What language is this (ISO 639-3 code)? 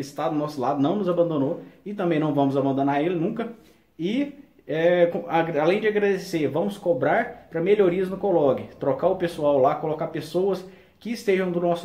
por